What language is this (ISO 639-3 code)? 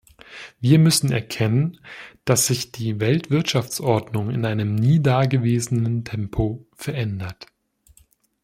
deu